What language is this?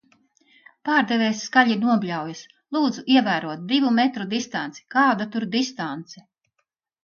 Latvian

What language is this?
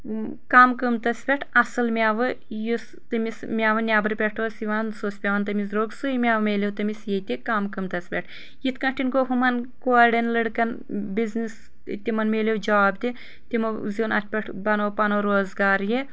Kashmiri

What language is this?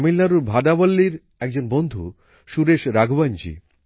Bangla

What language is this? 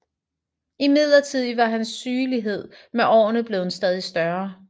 Danish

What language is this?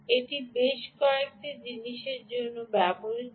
Bangla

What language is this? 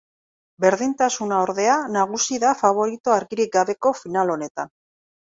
Basque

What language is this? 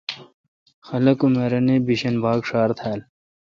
Kalkoti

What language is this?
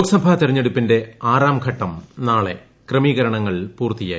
Malayalam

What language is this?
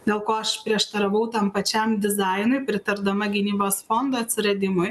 Lithuanian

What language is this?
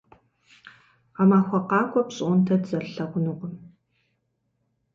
Kabardian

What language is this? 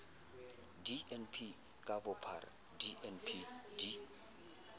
Southern Sotho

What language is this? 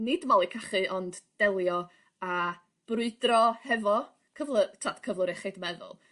Welsh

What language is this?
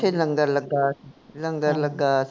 Punjabi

